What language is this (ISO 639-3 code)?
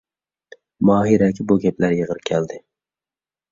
uig